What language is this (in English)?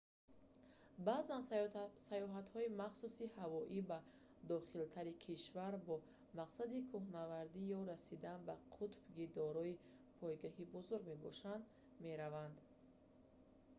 Tajik